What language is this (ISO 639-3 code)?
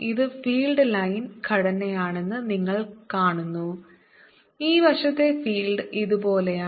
mal